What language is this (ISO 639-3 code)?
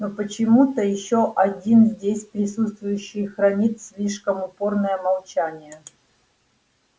rus